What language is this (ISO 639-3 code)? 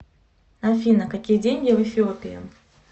rus